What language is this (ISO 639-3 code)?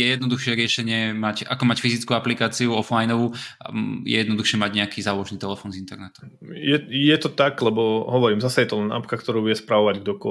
slk